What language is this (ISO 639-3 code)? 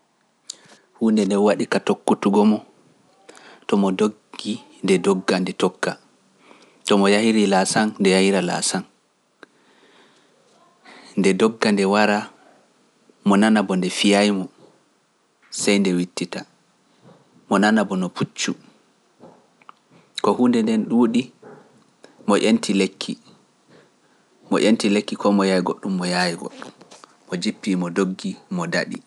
fuf